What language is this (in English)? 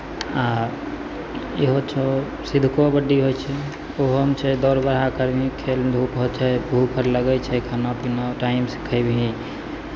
Maithili